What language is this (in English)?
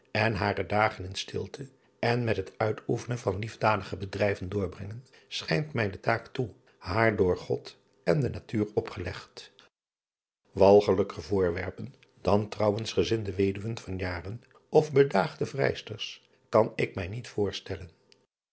Dutch